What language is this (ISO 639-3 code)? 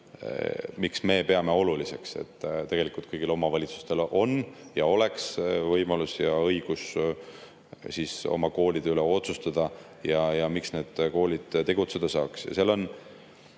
est